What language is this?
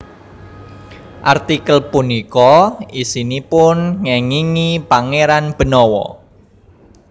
Javanese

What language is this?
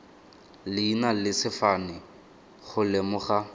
Tswana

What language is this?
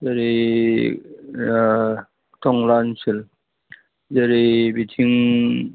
Bodo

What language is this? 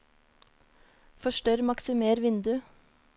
Norwegian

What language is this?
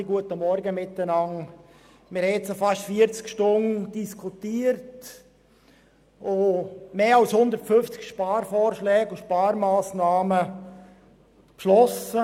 Swiss German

